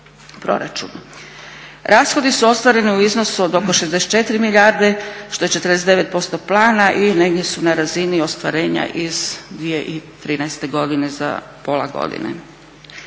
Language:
Croatian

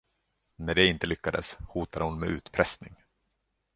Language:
Swedish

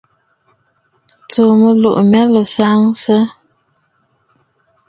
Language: Bafut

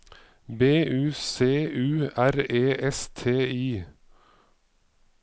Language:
Norwegian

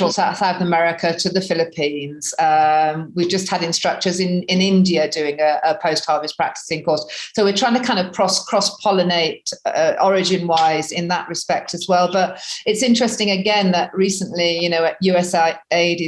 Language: English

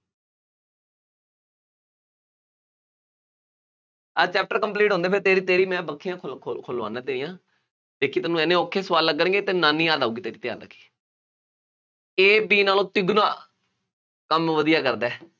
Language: Punjabi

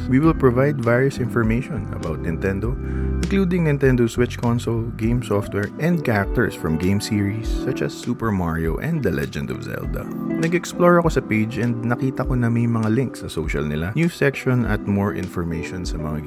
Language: Filipino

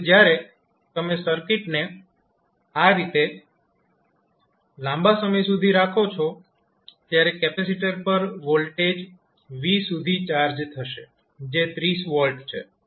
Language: Gujarati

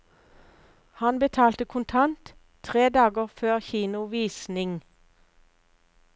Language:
Norwegian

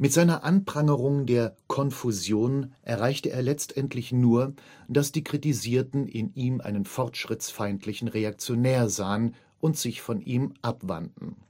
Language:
German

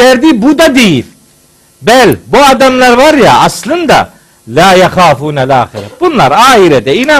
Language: Turkish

